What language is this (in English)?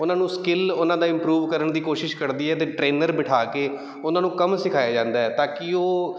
Punjabi